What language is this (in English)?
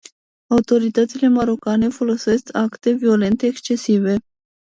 Romanian